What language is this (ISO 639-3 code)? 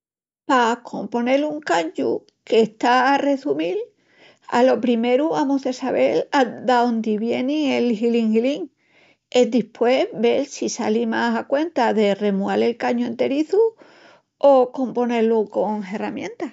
ext